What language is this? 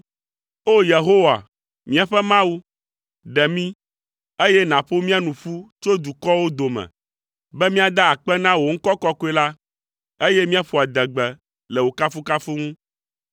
Ewe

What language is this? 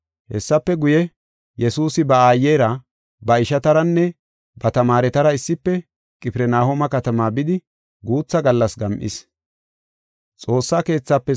Gofa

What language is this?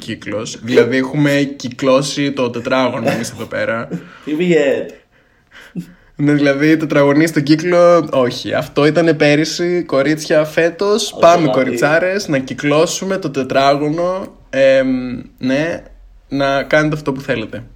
Greek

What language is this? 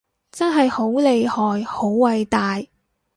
Cantonese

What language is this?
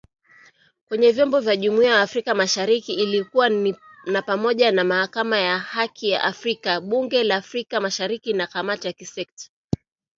Swahili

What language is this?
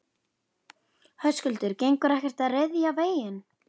Icelandic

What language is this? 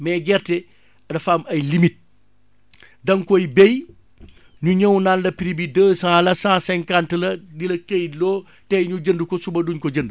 Wolof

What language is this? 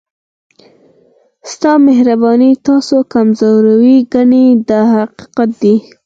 Pashto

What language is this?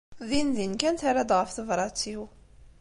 Kabyle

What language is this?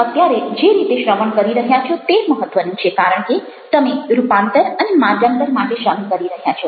Gujarati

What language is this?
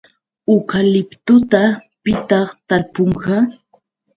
Yauyos Quechua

